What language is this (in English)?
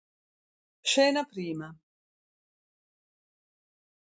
Italian